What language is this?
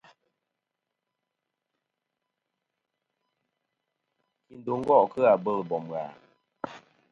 Kom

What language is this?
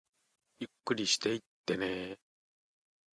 Japanese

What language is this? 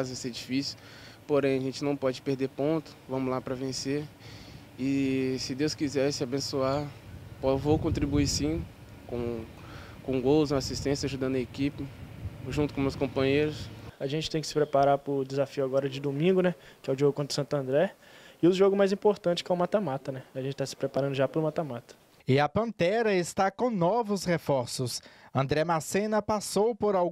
Portuguese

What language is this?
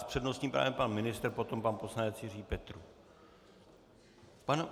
Czech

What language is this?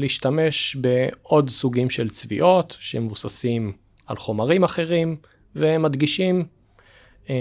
Hebrew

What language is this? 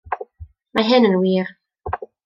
Welsh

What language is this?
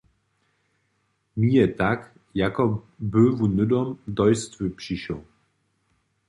Upper Sorbian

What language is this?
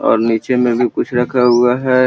Magahi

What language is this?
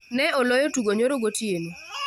Luo (Kenya and Tanzania)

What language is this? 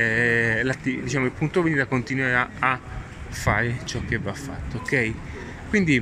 Italian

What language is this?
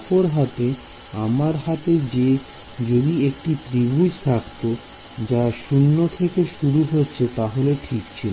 Bangla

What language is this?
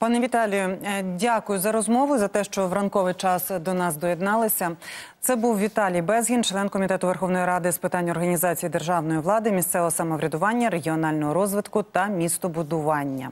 Ukrainian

